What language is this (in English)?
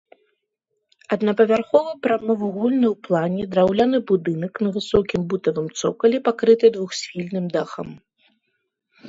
Belarusian